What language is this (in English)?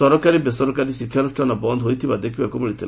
Odia